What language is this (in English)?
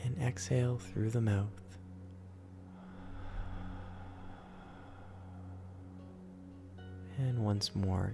English